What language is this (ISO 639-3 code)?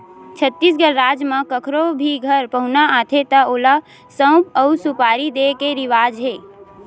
hne